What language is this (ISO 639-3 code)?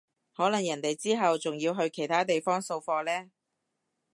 yue